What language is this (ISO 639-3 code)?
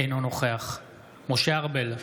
heb